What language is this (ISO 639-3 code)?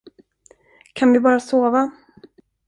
swe